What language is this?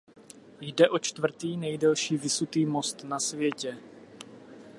Czech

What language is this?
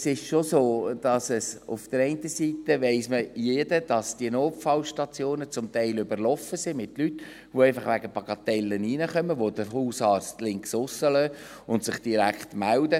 Swiss German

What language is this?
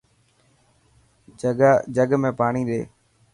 Dhatki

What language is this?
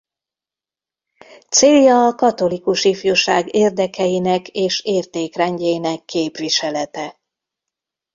Hungarian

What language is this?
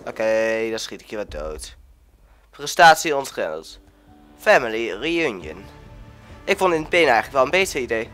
Dutch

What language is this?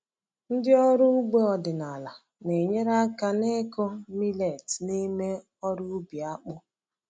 Igbo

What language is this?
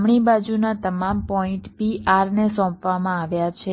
Gujarati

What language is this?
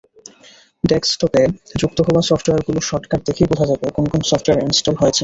Bangla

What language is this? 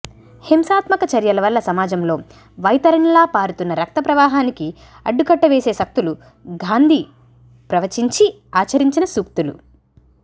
Telugu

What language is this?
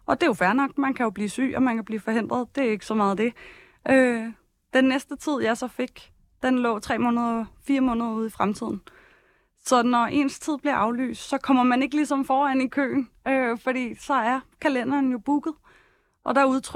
Danish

